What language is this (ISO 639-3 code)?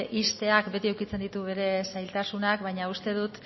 eus